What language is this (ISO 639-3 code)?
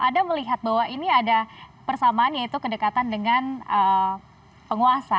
ind